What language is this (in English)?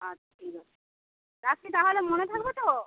Bangla